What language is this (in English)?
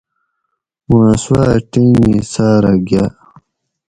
Gawri